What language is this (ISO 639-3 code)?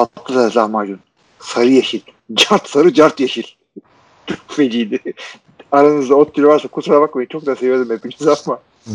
tur